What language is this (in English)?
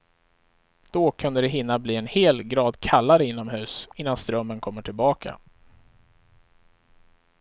Swedish